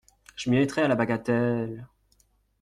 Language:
French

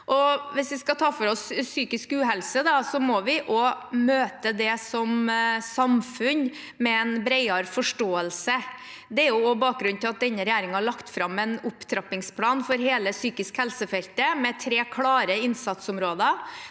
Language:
Norwegian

